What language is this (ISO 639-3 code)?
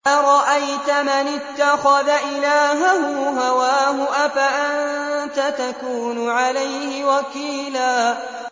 ara